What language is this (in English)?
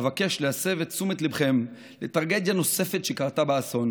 Hebrew